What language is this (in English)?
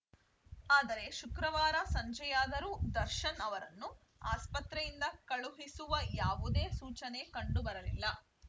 Kannada